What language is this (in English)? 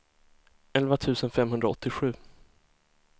Swedish